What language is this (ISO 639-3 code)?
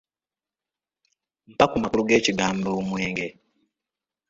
lug